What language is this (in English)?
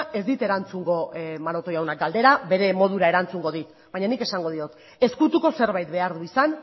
Basque